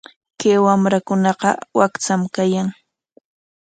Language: Corongo Ancash Quechua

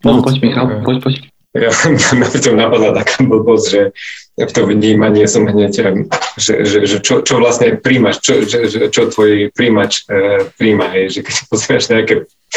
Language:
Slovak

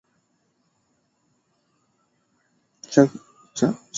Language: Swahili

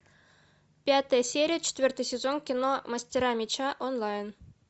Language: Russian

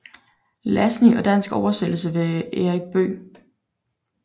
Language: Danish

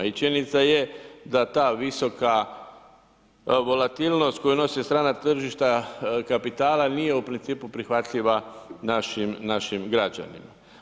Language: Croatian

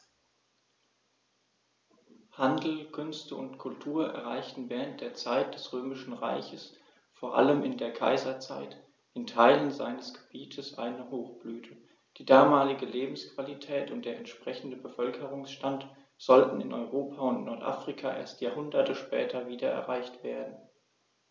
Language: German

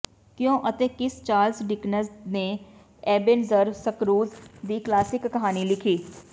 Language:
Punjabi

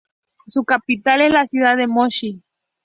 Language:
Spanish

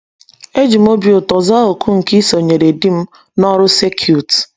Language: Igbo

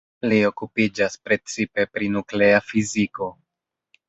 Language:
Esperanto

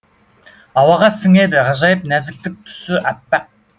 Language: Kazakh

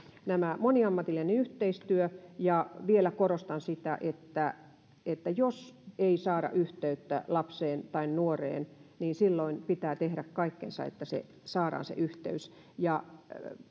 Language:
Finnish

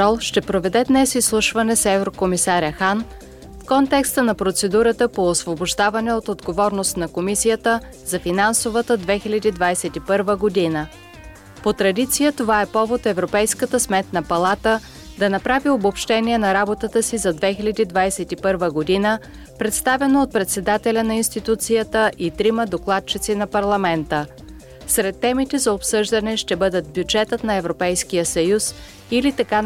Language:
Bulgarian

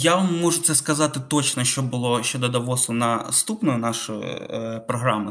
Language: Ukrainian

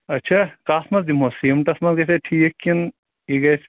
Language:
Kashmiri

